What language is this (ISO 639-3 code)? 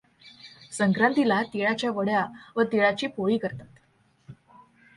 mar